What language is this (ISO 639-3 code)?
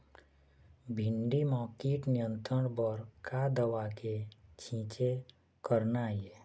hne